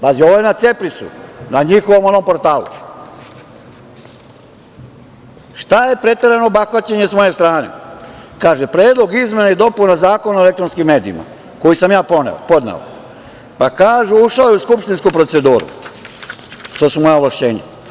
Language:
Serbian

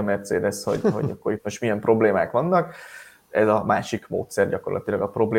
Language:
Hungarian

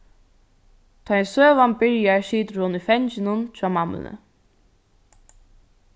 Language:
Faroese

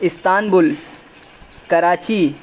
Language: Urdu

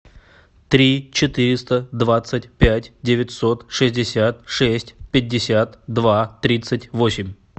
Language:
Russian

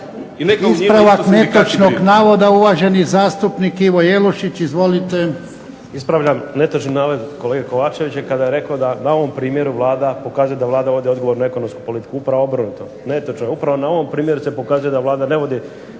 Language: Croatian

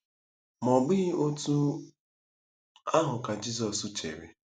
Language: Igbo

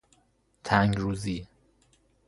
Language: Persian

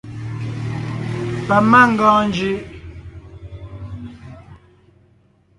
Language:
Ngiemboon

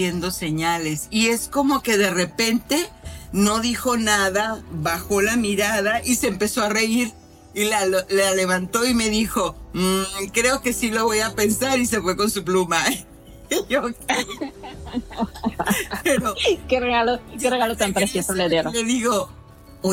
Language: Spanish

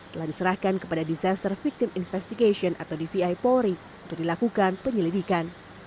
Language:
Indonesian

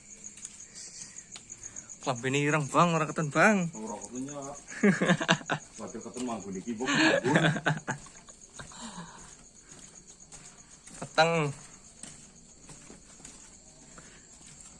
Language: Indonesian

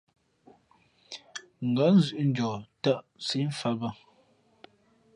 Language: Fe'fe'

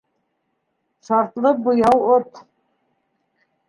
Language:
Bashkir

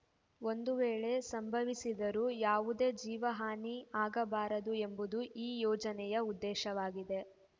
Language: Kannada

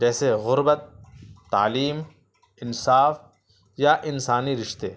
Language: Urdu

